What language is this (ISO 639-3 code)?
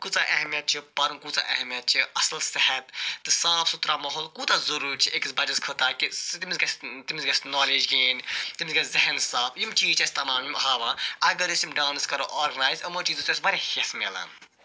kas